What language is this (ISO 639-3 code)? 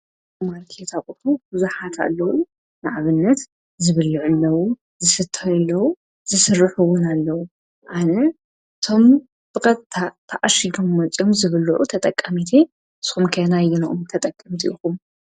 tir